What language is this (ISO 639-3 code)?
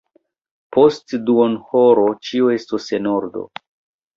epo